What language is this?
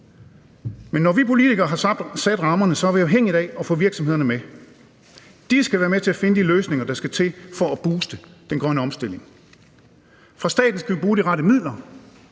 Danish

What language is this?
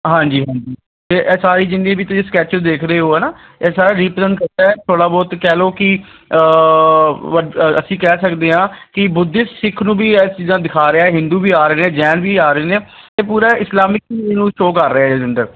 Punjabi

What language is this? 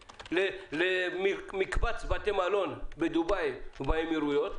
Hebrew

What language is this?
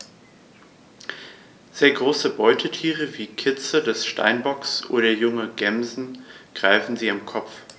German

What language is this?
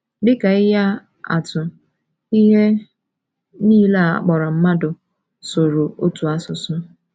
Igbo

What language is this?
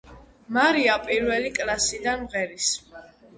Georgian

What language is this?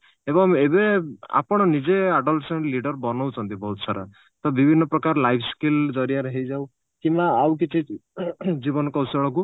Odia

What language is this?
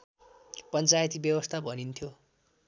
Nepali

